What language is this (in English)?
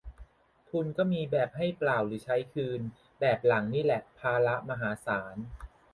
Thai